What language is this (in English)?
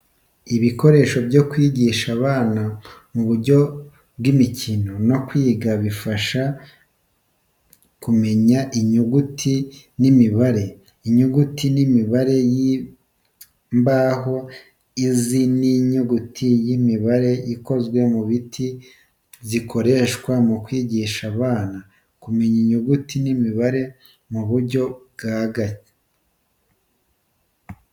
Kinyarwanda